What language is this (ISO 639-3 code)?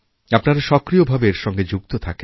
ben